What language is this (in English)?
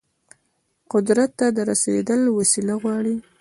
Pashto